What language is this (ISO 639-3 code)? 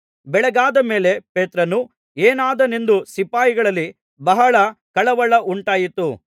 kan